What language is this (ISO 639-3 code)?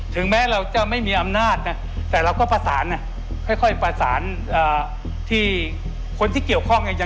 tha